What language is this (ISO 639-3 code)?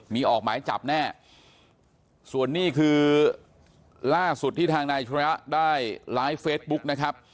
tha